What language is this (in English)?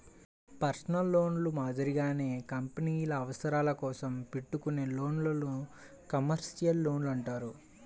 Telugu